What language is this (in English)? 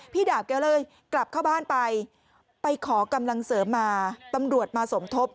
Thai